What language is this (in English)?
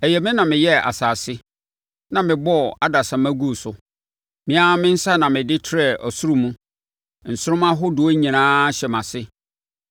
Akan